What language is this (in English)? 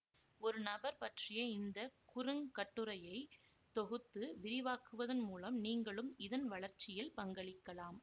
Tamil